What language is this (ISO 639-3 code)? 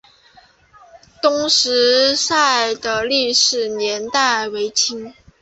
zho